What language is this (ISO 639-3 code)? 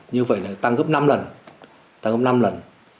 vie